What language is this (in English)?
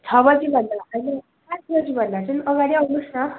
Nepali